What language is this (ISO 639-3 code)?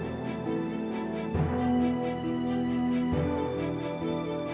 ind